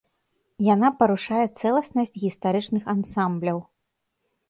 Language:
Belarusian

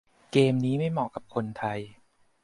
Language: Thai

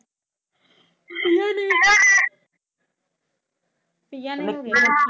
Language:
Punjabi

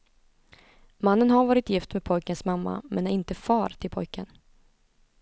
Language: Swedish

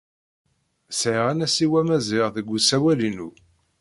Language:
Kabyle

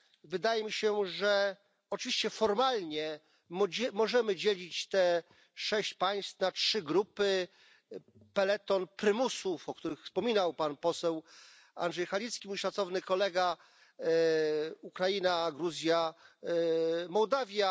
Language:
Polish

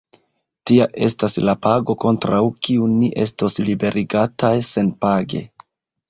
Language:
Esperanto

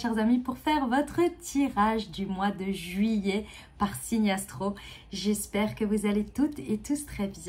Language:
French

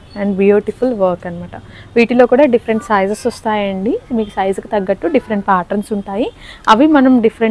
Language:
Telugu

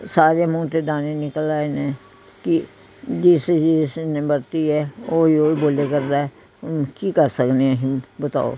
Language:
Punjabi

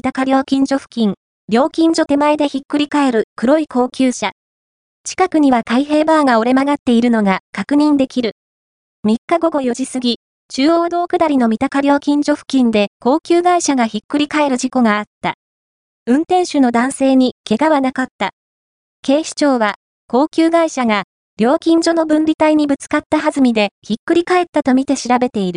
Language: Japanese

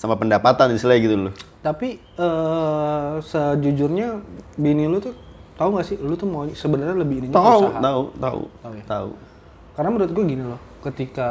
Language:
Indonesian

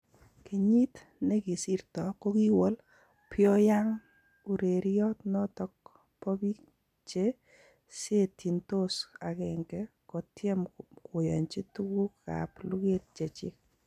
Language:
Kalenjin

